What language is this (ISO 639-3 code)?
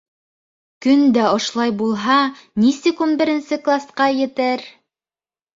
bak